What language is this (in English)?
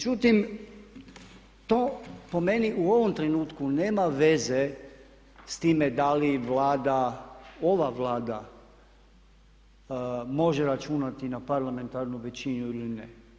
Croatian